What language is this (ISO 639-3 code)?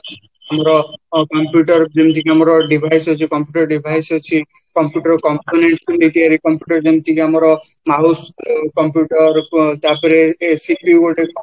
ori